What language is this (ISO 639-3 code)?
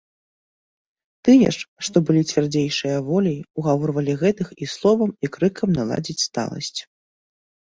bel